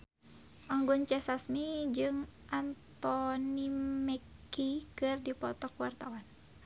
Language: Sundanese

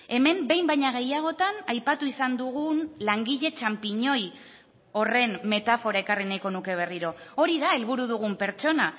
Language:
Basque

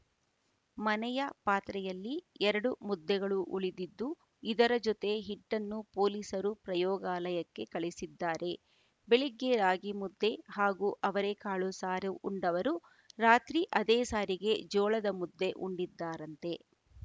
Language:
Kannada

